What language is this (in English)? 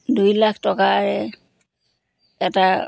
Assamese